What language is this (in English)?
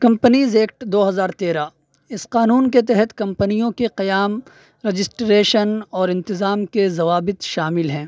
Urdu